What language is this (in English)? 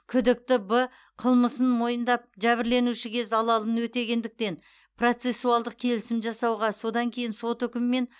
Kazakh